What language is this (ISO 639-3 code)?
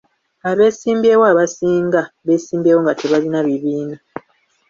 lug